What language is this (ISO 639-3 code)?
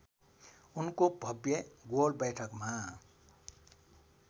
nep